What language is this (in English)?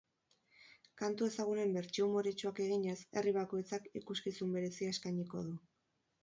Basque